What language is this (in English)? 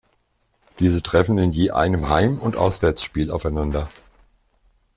German